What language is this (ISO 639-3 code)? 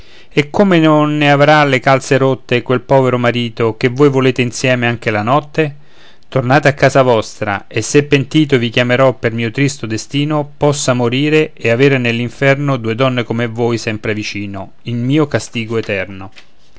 ita